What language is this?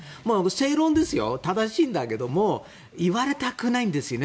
Japanese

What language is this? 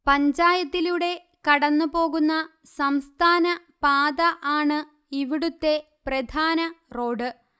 Malayalam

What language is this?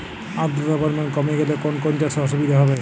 Bangla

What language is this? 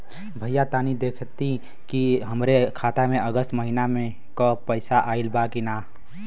Bhojpuri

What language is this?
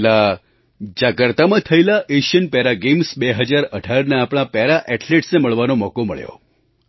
Gujarati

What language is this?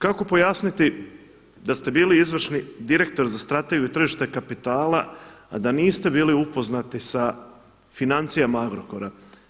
Croatian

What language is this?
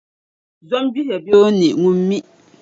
Dagbani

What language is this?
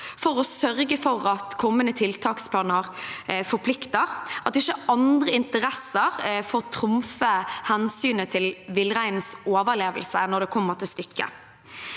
Norwegian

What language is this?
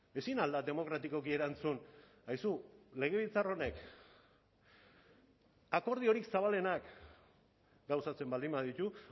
Basque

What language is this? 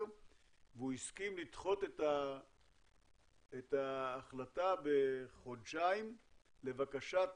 Hebrew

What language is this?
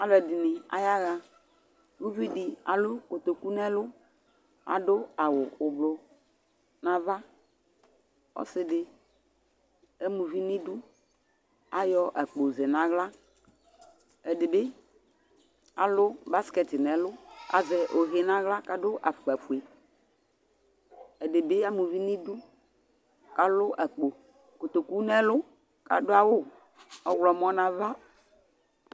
Ikposo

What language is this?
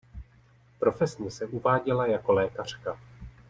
Czech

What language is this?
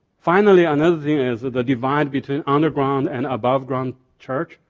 English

